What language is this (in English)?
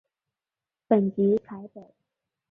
Chinese